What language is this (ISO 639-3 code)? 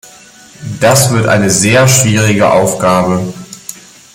deu